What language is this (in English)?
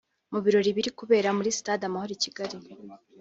Kinyarwanda